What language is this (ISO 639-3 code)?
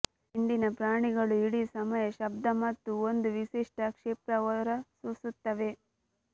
kan